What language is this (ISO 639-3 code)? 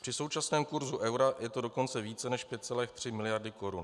ces